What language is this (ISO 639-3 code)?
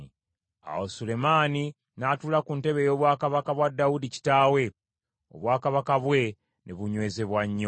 lug